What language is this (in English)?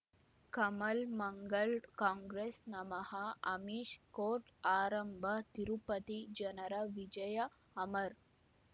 Kannada